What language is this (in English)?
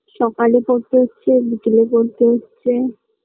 Bangla